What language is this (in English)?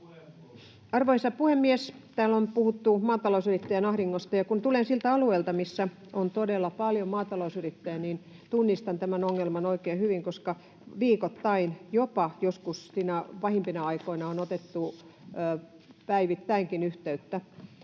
Finnish